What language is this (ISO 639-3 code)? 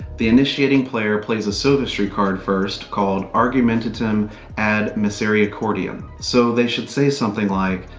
eng